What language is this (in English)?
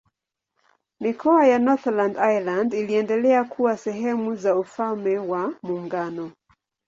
Swahili